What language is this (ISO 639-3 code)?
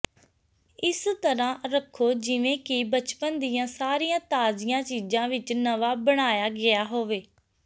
pan